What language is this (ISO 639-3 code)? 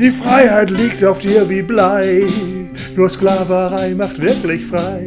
deu